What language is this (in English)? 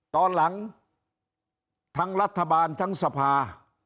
Thai